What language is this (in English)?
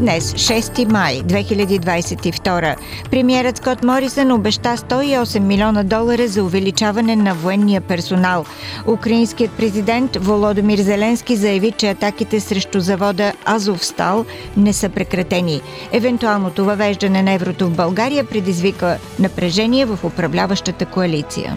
Bulgarian